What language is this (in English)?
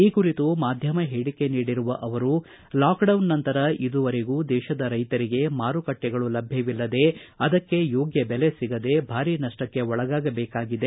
Kannada